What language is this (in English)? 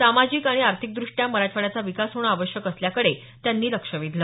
Marathi